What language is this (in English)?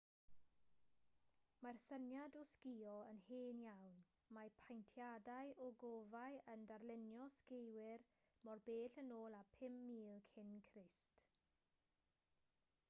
Welsh